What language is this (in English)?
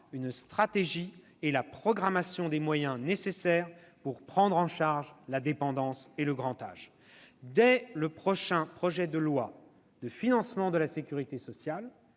French